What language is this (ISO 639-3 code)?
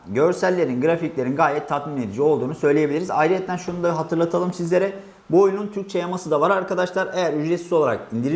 tur